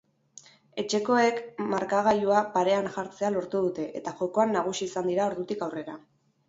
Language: Basque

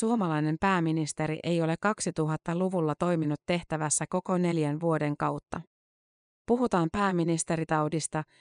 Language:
Finnish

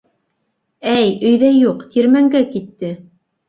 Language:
Bashkir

